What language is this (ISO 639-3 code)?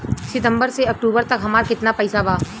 bho